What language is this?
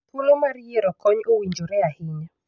Luo (Kenya and Tanzania)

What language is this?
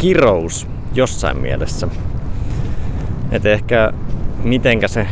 Finnish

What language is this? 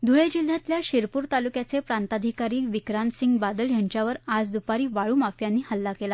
Marathi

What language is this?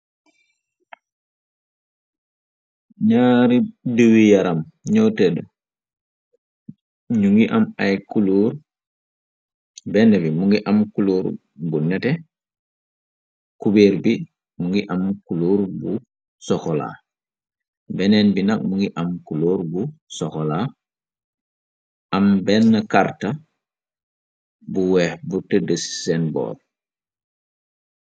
Wolof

